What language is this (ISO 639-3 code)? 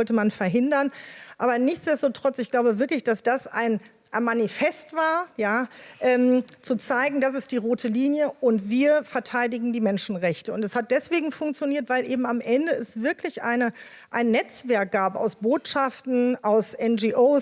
deu